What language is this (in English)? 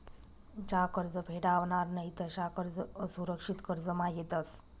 Marathi